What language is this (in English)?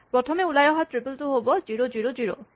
Assamese